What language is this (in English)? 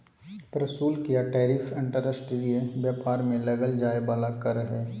Magahi